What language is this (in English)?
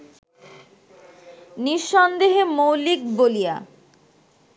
Bangla